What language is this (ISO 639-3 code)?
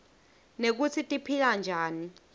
ssw